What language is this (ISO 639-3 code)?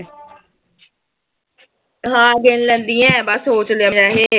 pan